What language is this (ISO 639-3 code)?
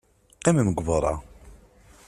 kab